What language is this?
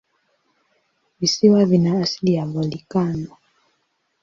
Swahili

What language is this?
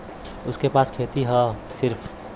Bhojpuri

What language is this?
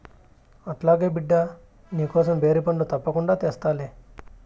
Telugu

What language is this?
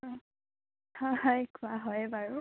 Assamese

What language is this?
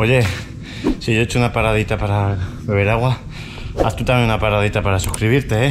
Spanish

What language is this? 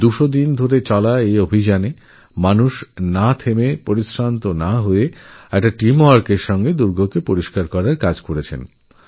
Bangla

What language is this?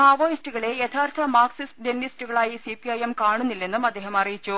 Malayalam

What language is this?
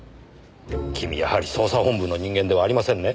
Japanese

